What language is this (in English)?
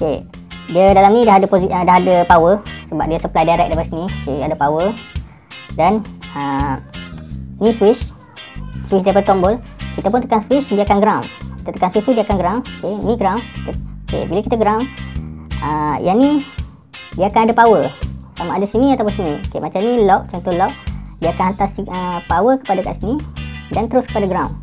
Malay